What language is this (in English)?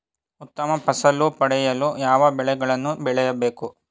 Kannada